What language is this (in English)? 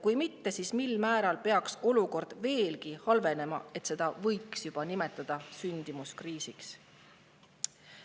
Estonian